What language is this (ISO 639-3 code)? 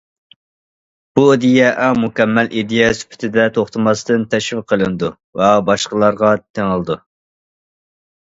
uig